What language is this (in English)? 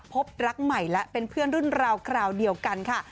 Thai